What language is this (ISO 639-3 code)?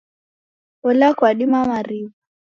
dav